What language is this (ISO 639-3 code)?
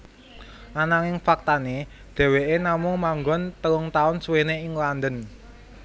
jav